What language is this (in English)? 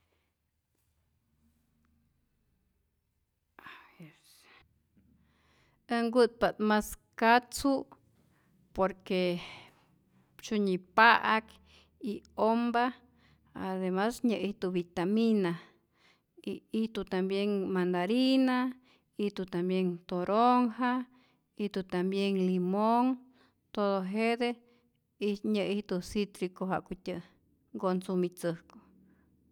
Rayón Zoque